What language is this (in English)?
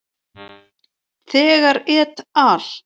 Icelandic